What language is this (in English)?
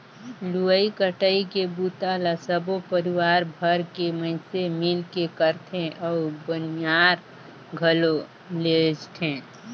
Chhattisgarhi